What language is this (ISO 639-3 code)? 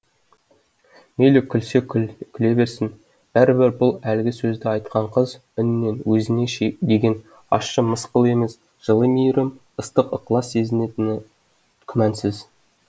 kaz